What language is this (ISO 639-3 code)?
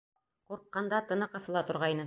bak